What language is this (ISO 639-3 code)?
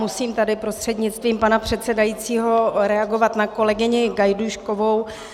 ces